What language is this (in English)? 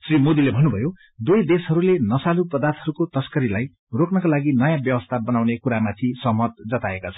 Nepali